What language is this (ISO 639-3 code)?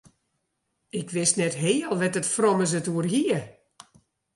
fry